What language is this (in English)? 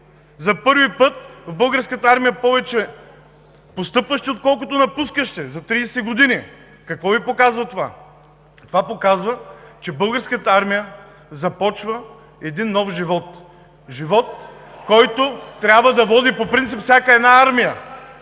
Bulgarian